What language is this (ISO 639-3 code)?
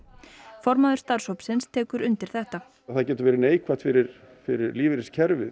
isl